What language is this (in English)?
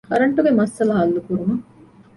Divehi